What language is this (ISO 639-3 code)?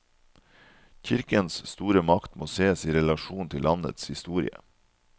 nor